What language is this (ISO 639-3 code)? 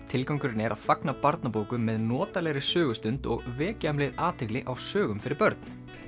isl